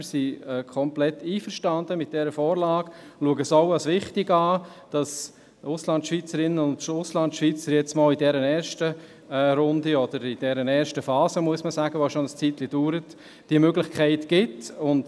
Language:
Swiss German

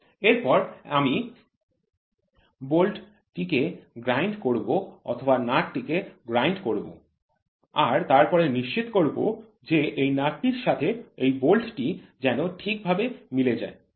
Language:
Bangla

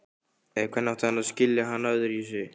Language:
Icelandic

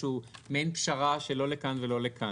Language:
Hebrew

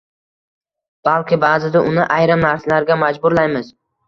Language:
Uzbek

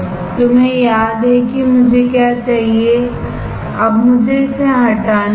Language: Hindi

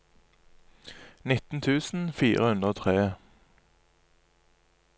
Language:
Norwegian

